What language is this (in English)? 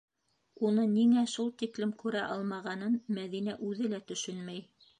Bashkir